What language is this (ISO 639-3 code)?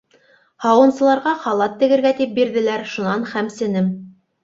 bak